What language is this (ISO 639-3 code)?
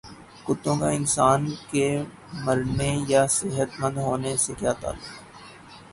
urd